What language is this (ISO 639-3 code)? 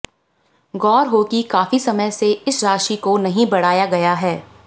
hin